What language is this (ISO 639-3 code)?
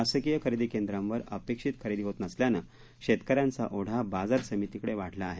mar